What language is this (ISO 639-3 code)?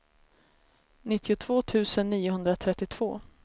swe